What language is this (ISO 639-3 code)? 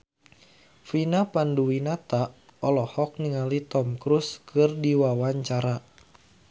sun